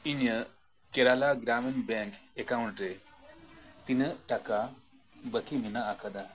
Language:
Santali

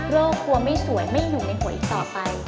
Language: Thai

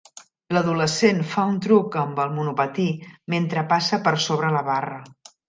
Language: Catalan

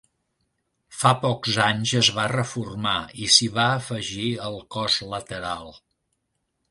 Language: Catalan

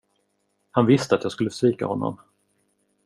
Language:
Swedish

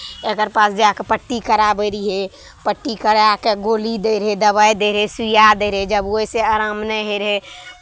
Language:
Maithili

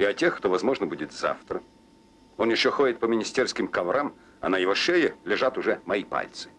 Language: Russian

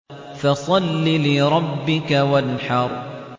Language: Arabic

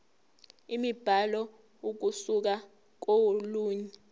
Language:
Zulu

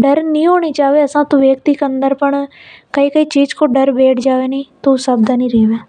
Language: Hadothi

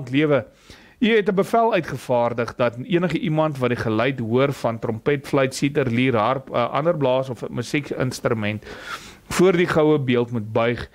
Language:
Dutch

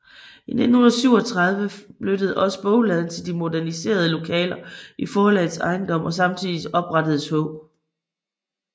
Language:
Danish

